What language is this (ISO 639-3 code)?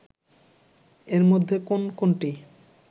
ben